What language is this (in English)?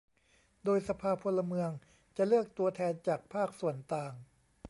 Thai